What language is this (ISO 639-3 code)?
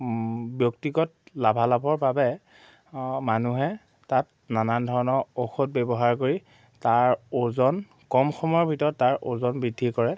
asm